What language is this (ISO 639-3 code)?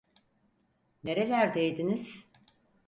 tur